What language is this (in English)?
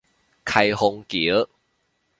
Chinese